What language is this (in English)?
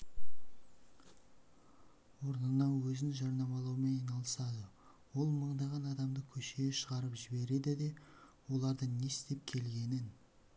Kazakh